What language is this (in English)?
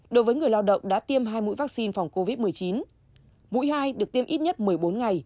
Vietnamese